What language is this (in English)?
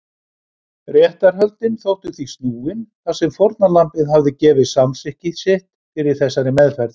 Icelandic